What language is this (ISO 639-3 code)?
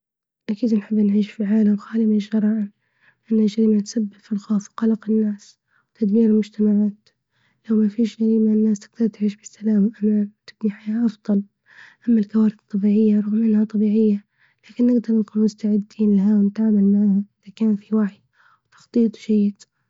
ayl